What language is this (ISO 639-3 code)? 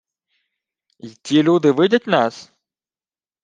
ukr